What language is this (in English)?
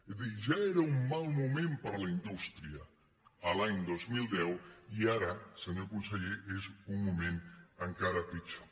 Catalan